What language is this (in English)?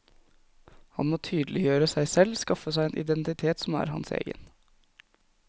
Norwegian